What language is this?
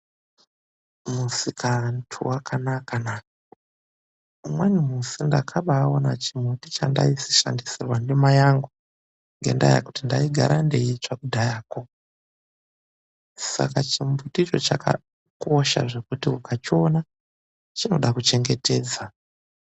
Ndau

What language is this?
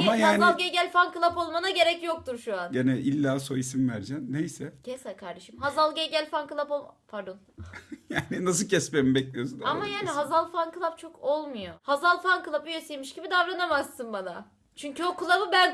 Turkish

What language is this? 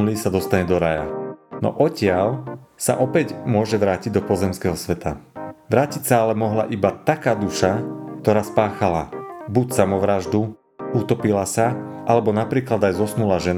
Slovak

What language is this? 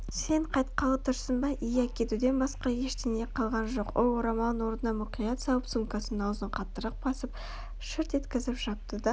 Kazakh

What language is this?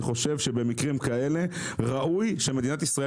Hebrew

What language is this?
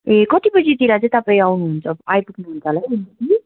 Nepali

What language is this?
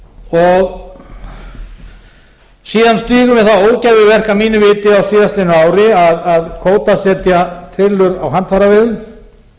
Icelandic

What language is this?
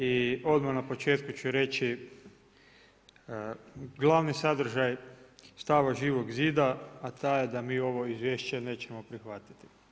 Croatian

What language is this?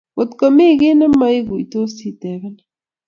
Kalenjin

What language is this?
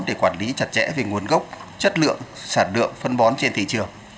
Vietnamese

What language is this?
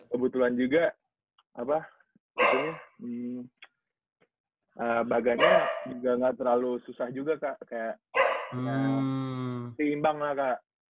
Indonesian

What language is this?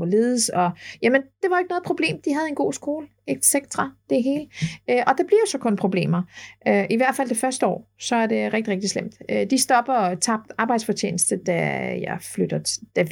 Danish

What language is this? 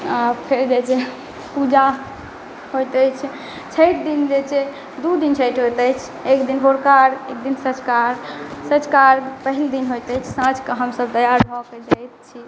Maithili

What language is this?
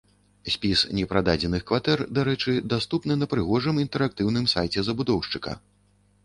Belarusian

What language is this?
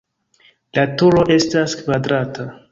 Esperanto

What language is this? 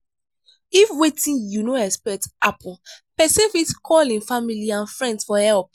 Nigerian Pidgin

